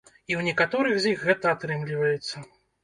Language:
Belarusian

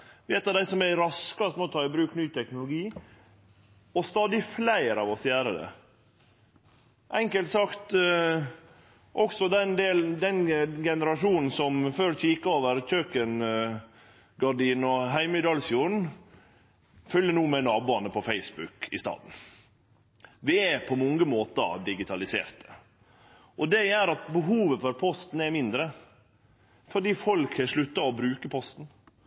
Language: Norwegian Nynorsk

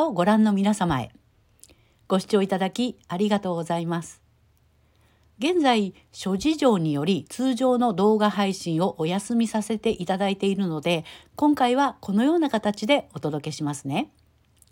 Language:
Japanese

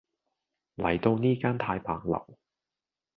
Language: Cantonese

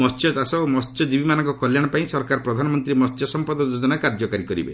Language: Odia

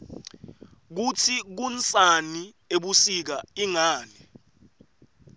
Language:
Swati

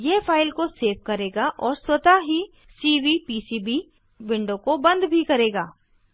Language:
Hindi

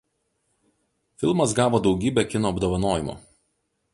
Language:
Lithuanian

